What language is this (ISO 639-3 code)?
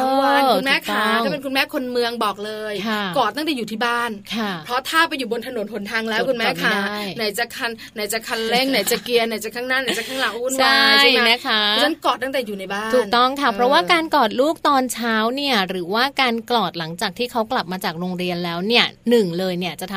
tha